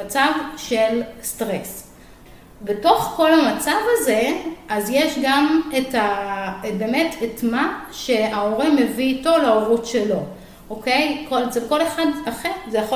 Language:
Hebrew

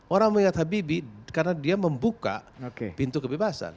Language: Indonesian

